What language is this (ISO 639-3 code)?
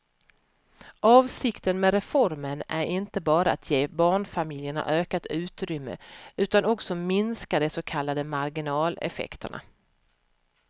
swe